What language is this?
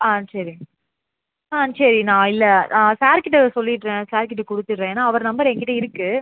Tamil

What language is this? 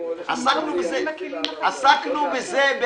Hebrew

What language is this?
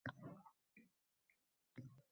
Uzbek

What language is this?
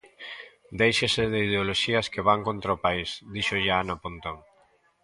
Galician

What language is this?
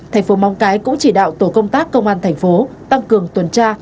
Vietnamese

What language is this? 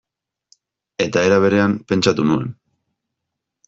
Basque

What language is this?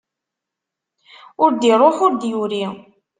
Kabyle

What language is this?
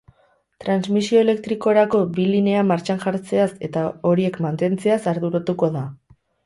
Basque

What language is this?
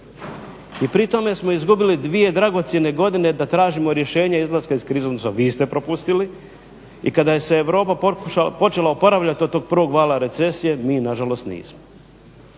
Croatian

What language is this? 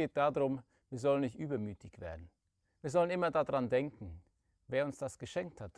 German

